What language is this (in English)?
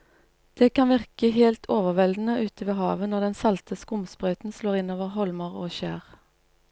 Norwegian